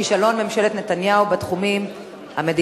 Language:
Hebrew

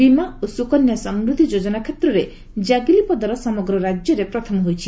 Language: Odia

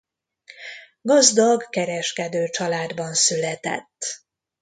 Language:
Hungarian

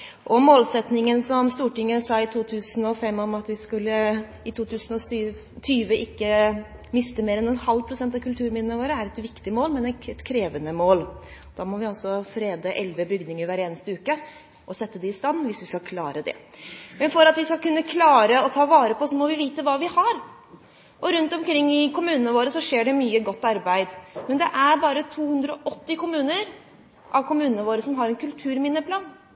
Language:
Norwegian Bokmål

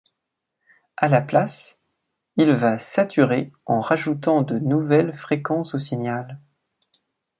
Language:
French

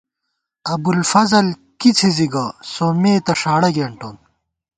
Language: Gawar-Bati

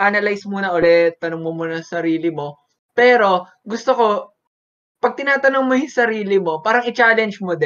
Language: Filipino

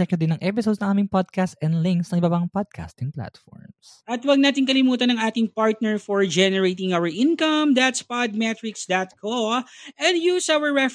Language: Filipino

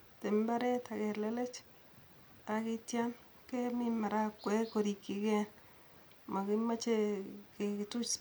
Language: Kalenjin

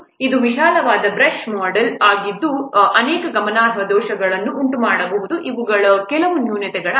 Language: Kannada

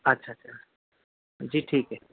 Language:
Urdu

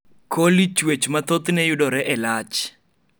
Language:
Luo (Kenya and Tanzania)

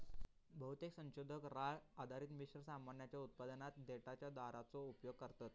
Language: Marathi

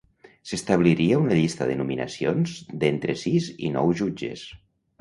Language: Catalan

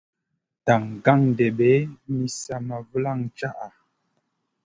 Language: Masana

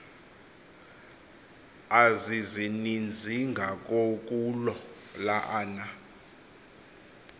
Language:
Xhosa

